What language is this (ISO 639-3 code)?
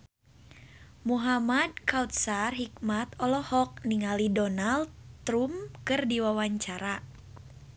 sun